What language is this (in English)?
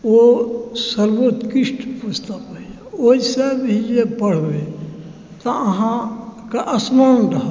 Maithili